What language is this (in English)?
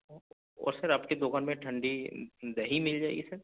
Urdu